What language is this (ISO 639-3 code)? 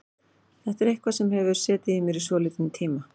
isl